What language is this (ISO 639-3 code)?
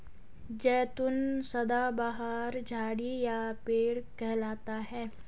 hin